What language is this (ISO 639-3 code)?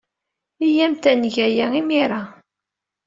kab